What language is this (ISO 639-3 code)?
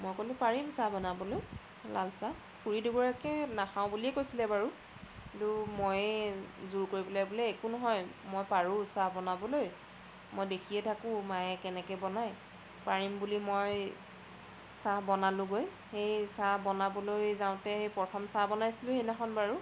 asm